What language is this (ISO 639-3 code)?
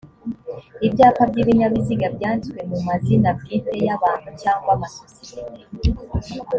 kin